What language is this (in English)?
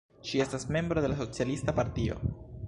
Esperanto